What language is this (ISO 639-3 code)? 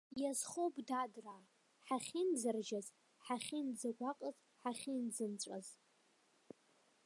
abk